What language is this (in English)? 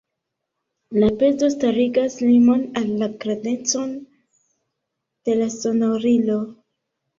Esperanto